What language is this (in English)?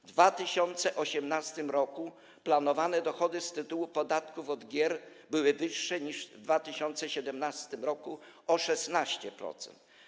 Polish